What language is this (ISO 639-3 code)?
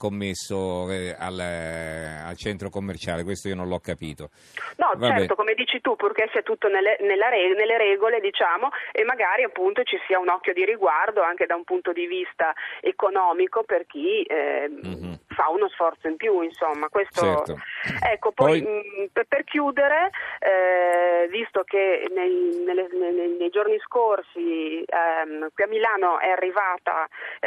ita